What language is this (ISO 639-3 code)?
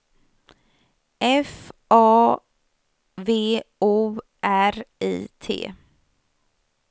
swe